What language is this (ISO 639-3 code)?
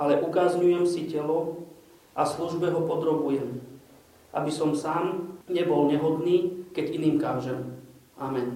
slk